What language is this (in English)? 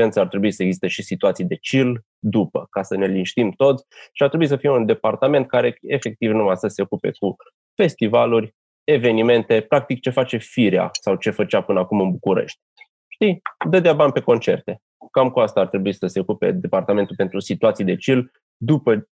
Romanian